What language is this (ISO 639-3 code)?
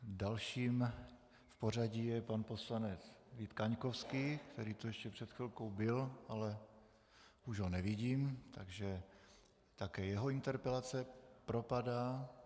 ces